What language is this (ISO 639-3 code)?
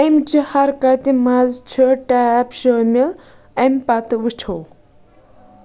kas